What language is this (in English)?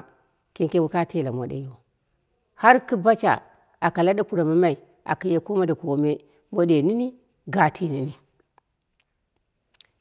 Dera (Nigeria)